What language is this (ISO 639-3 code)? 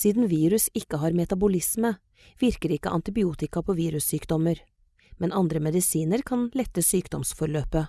nor